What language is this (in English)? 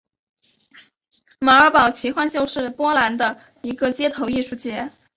Chinese